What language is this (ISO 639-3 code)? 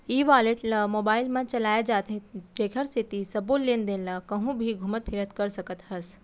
hne